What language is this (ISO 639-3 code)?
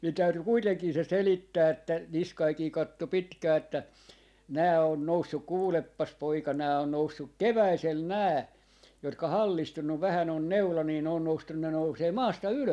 fin